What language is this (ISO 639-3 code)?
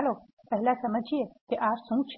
guj